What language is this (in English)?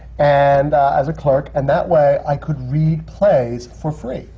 English